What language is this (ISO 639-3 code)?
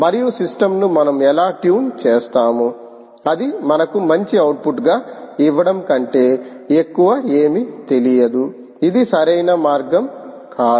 tel